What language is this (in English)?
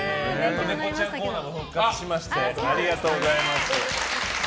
Japanese